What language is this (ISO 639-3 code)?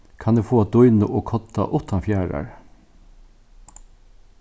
fao